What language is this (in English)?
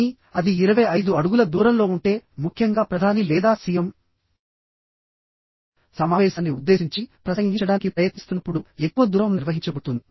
Telugu